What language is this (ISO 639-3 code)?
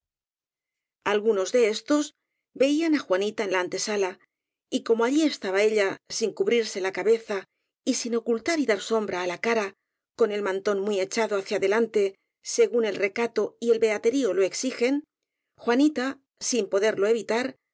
spa